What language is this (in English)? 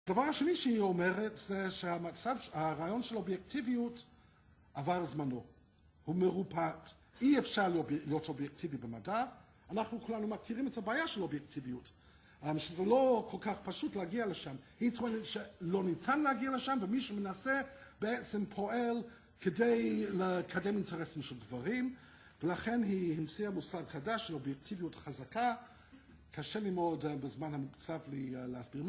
Hebrew